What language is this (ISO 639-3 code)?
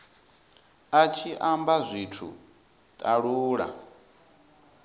ven